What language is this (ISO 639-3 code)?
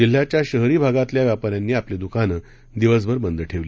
mar